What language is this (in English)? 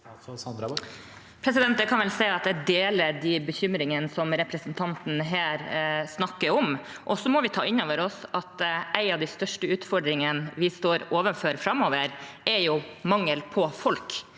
Norwegian